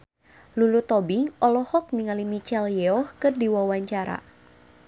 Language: Sundanese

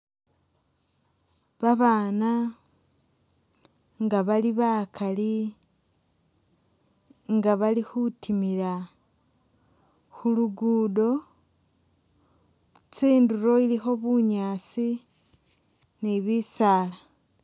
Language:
Masaaba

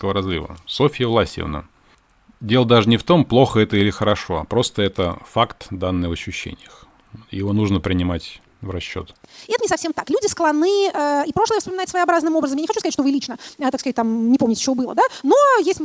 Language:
Russian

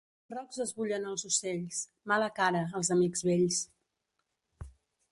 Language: Catalan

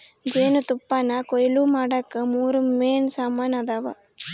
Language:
Kannada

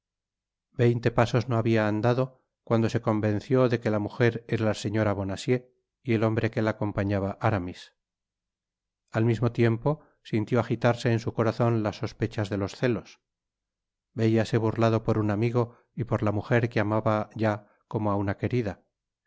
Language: Spanish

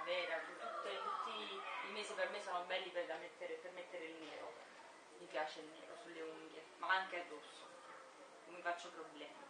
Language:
Italian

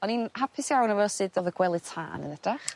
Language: Welsh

